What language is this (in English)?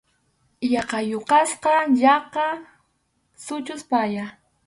Arequipa-La Unión Quechua